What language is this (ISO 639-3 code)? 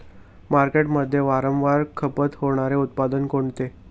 mar